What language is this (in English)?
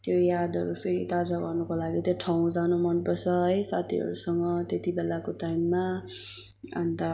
Nepali